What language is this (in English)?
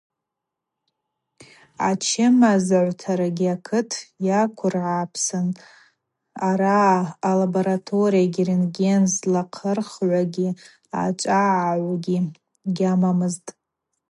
Abaza